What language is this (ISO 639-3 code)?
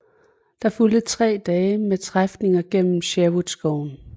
dan